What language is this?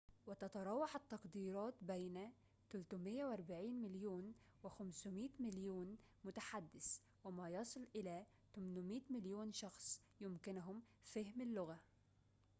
Arabic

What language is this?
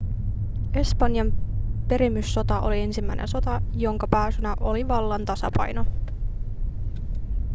Finnish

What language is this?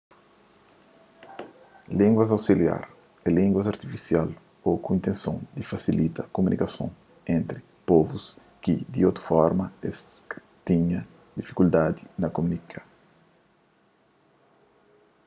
Kabuverdianu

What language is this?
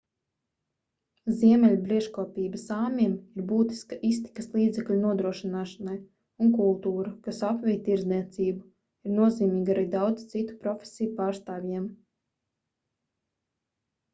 Latvian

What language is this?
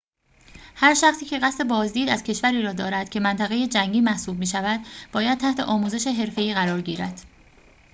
Persian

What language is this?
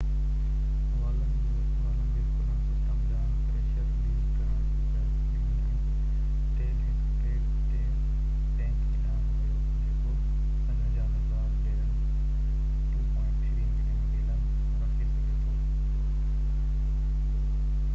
Sindhi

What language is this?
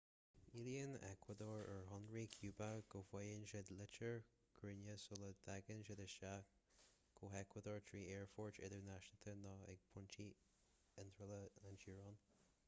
Irish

